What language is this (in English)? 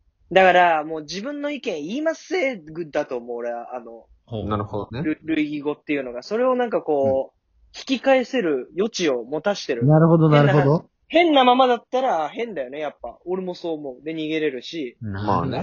Japanese